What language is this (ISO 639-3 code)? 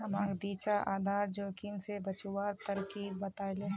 mag